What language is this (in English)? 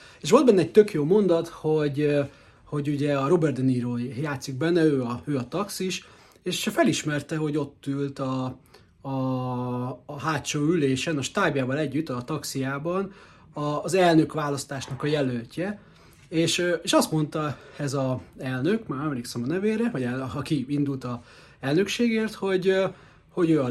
Hungarian